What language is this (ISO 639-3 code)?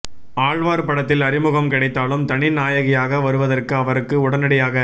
tam